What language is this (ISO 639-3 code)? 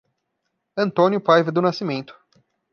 por